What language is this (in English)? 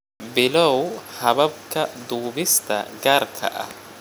Somali